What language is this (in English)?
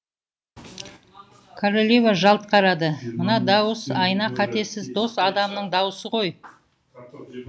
Kazakh